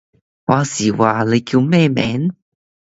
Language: Cantonese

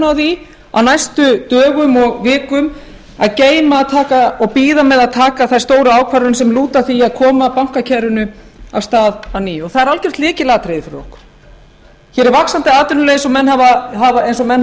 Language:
Icelandic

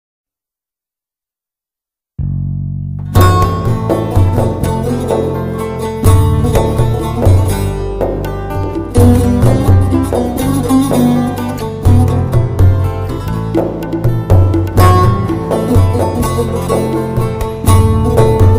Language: Turkish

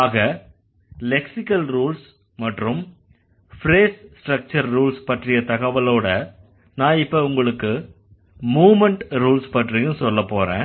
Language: Tamil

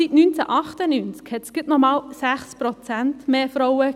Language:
Swiss German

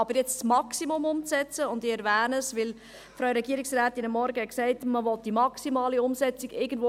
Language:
Swiss German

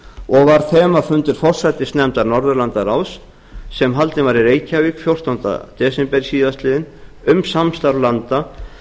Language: Icelandic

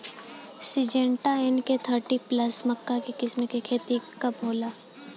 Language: Bhojpuri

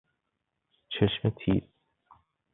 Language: Persian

